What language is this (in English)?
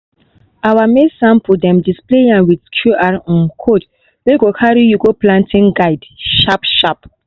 Nigerian Pidgin